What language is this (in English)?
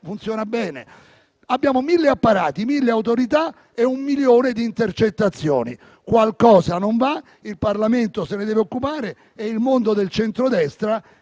Italian